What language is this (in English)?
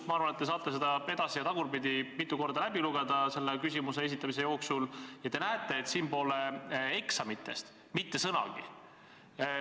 Estonian